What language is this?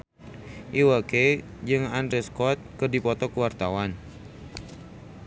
Sundanese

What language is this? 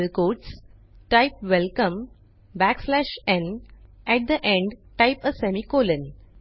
Marathi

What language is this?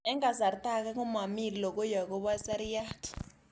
Kalenjin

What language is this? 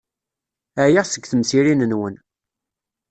Kabyle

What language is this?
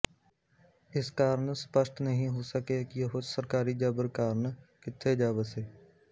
Punjabi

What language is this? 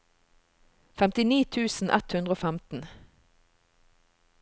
Norwegian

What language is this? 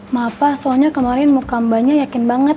Indonesian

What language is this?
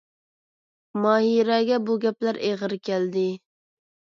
Uyghur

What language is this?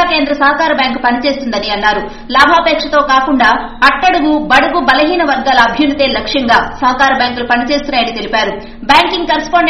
Hindi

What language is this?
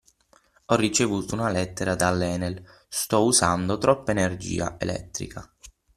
Italian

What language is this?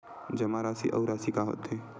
Chhattisgarhi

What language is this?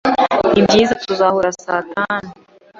Kinyarwanda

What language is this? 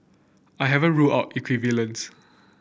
English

